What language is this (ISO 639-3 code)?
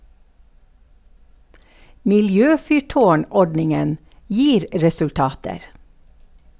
nor